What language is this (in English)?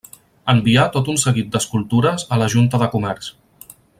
Catalan